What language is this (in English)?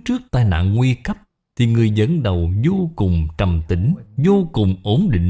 Vietnamese